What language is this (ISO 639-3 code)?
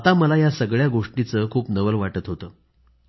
mar